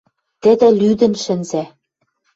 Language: Western Mari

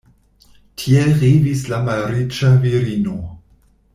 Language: Esperanto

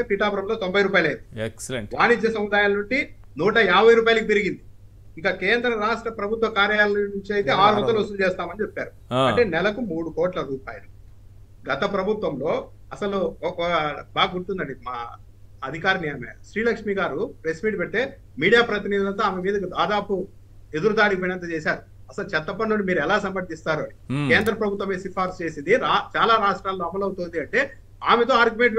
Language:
Telugu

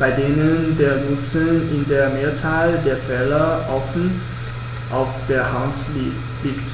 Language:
German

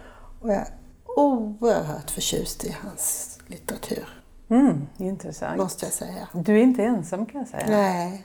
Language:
Swedish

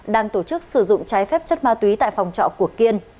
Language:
Vietnamese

